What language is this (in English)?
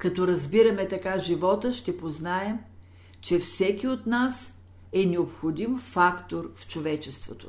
Bulgarian